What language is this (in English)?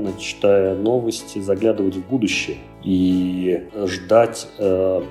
Russian